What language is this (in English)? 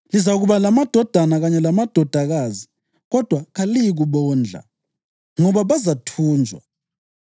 North Ndebele